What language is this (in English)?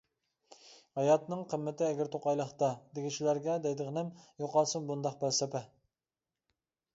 Uyghur